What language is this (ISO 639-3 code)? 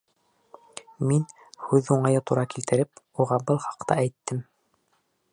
bak